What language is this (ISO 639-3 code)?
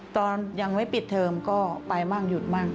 tha